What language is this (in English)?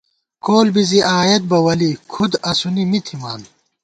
Gawar-Bati